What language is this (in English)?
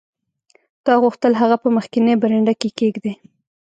Pashto